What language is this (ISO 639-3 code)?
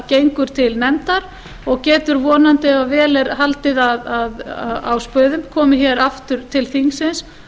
isl